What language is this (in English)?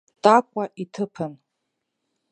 Abkhazian